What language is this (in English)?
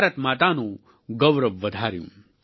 Gujarati